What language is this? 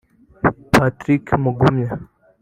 Kinyarwanda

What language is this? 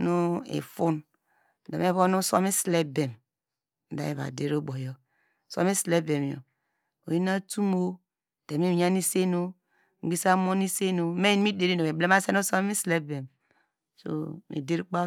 Degema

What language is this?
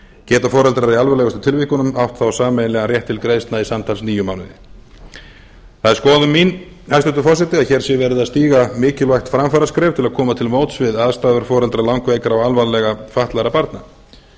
Icelandic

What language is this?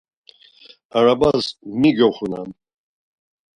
Laz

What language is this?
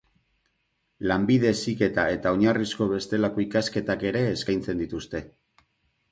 Basque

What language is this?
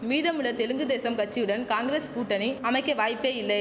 Tamil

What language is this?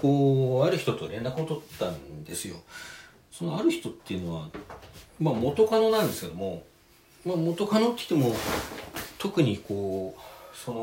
Japanese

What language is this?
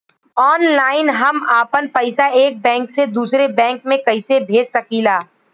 Bhojpuri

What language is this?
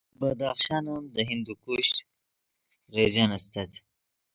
Yidgha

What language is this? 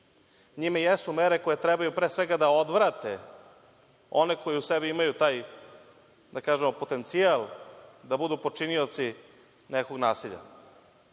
Serbian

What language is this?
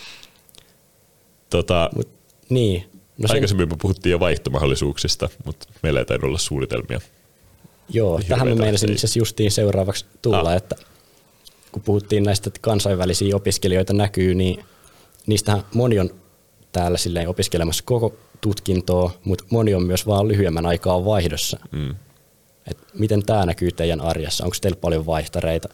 Finnish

